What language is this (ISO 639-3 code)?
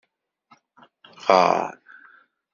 kab